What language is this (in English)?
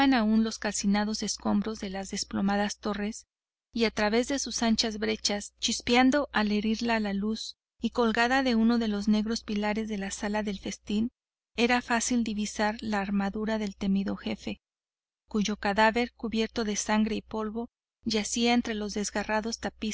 Spanish